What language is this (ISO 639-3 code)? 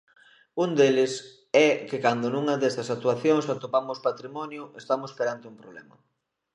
glg